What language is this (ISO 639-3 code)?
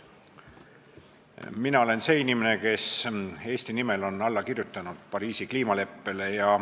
est